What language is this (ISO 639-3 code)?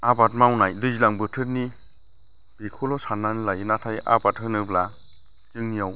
brx